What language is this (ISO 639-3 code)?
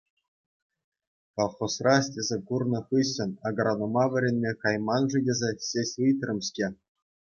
chv